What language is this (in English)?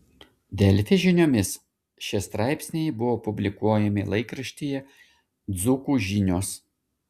Lithuanian